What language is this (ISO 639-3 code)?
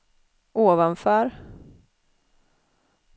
swe